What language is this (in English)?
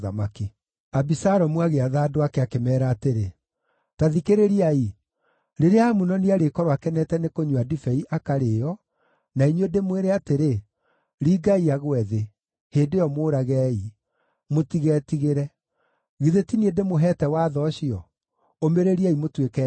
Kikuyu